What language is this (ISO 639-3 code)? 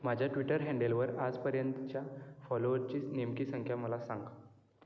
mar